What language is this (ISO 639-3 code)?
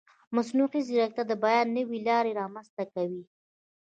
pus